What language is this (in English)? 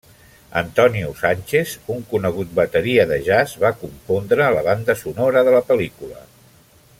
Catalan